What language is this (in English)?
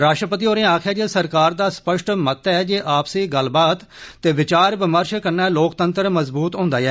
Dogri